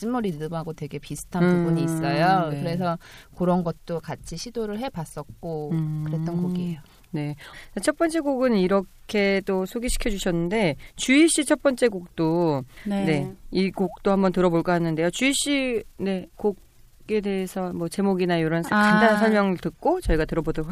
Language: Korean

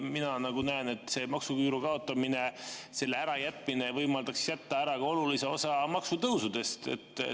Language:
Estonian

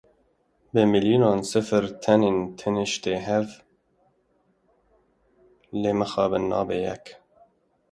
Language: Kurdish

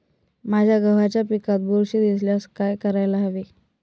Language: Marathi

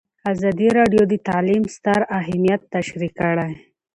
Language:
Pashto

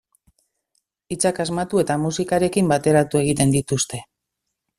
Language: Basque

